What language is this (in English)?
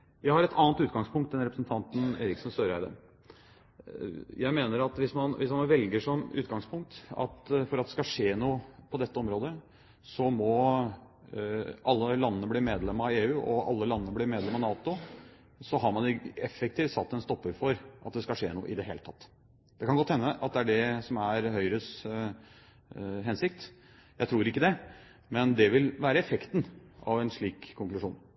Norwegian Bokmål